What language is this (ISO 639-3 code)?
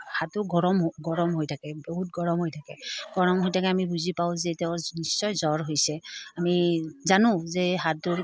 asm